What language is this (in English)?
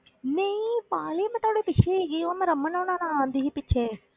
Punjabi